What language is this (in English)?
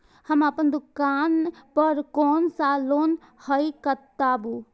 Maithili